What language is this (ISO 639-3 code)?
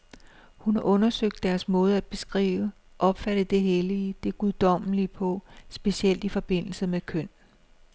dan